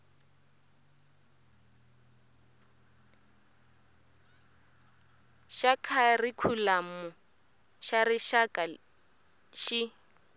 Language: Tsonga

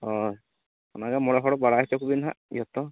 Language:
Santali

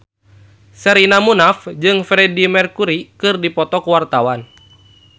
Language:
Sundanese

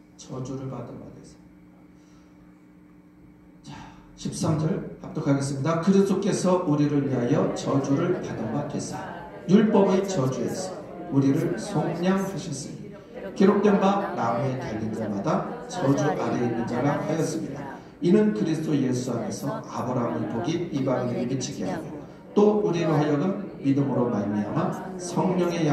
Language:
Korean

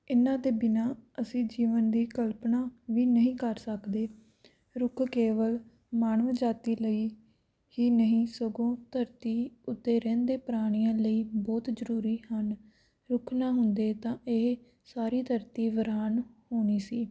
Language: Punjabi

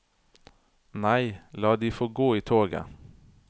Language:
Norwegian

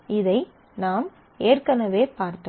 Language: Tamil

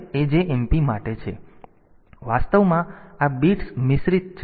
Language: Gujarati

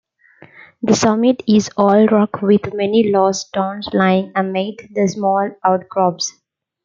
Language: English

